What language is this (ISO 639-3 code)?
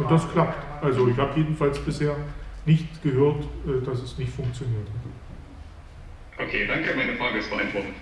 deu